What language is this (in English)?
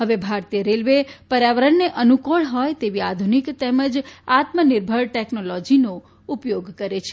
Gujarati